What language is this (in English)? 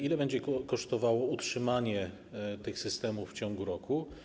Polish